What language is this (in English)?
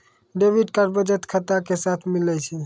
Maithili